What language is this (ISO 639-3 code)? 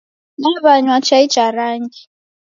dav